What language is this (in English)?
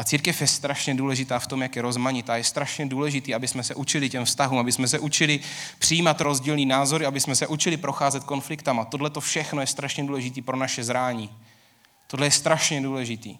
Czech